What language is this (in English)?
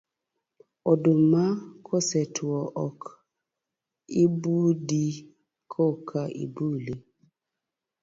Luo (Kenya and Tanzania)